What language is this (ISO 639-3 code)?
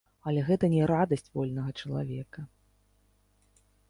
bel